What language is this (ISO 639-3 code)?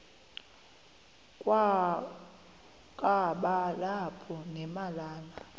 xho